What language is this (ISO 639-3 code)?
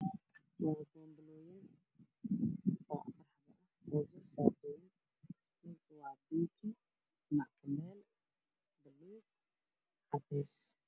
som